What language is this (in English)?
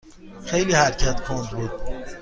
Persian